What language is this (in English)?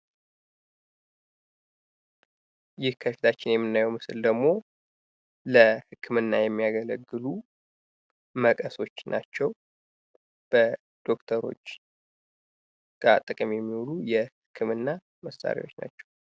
Amharic